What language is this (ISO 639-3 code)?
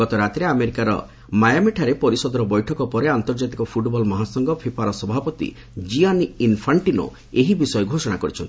ori